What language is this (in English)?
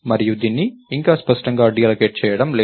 Telugu